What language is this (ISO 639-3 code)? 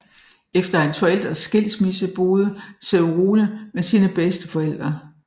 dan